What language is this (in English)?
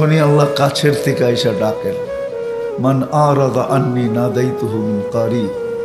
Hindi